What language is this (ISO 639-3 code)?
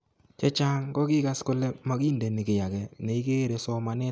kln